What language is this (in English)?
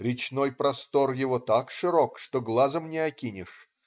Russian